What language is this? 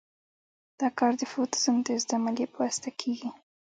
Pashto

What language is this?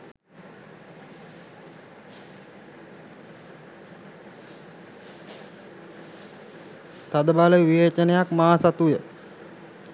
Sinhala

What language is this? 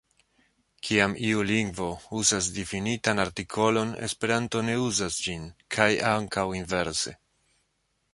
Esperanto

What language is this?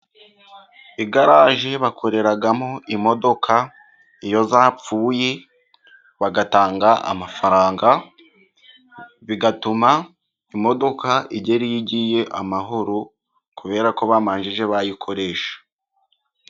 Kinyarwanda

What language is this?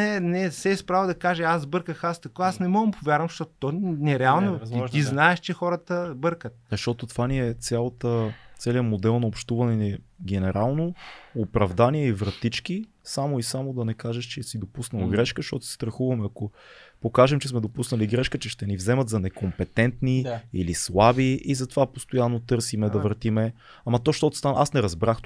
Bulgarian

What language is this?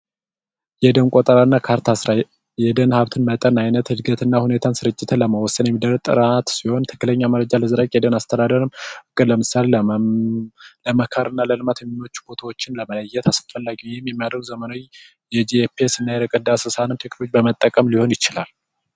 Amharic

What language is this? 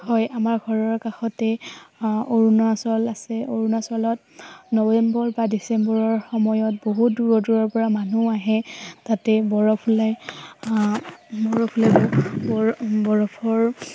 Assamese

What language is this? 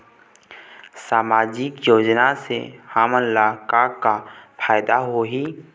Chhattisgarhi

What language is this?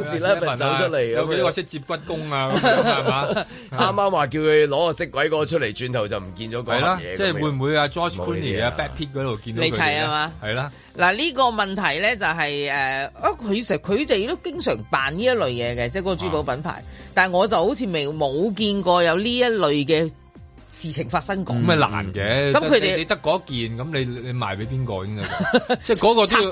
Chinese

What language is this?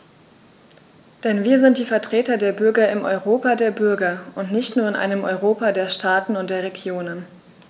German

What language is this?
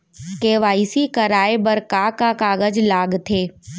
Chhattisgarhi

